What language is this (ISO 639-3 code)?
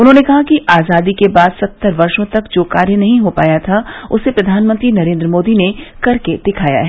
hin